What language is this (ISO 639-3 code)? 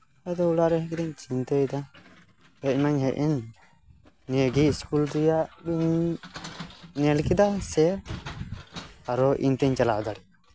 sat